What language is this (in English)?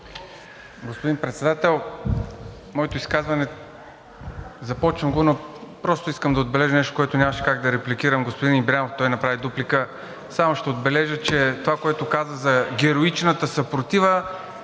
Bulgarian